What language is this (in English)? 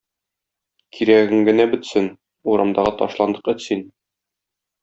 Tatar